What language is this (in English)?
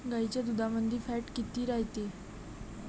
Marathi